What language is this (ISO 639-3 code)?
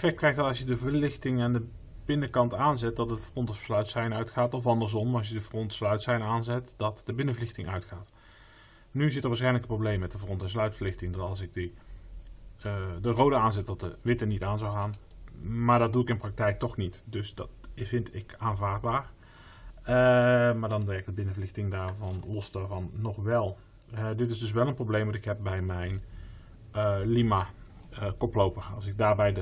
nld